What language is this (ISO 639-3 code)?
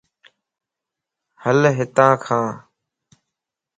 lss